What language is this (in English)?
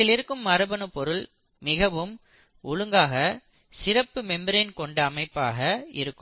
Tamil